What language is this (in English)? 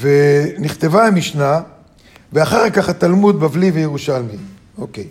Hebrew